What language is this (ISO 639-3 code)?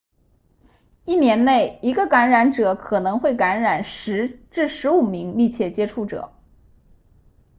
zho